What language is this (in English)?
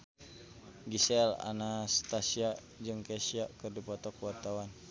Sundanese